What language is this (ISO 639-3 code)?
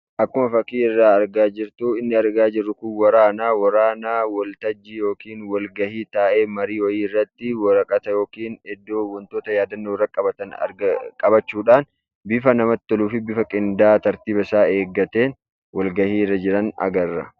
orm